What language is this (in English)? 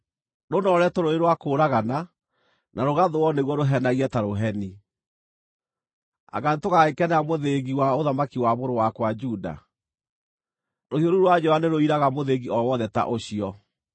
Kikuyu